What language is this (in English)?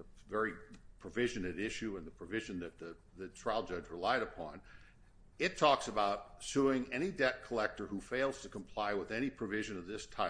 English